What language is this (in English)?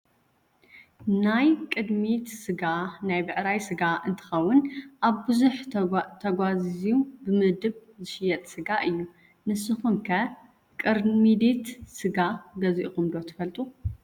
Tigrinya